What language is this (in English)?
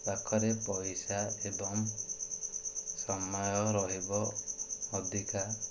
Odia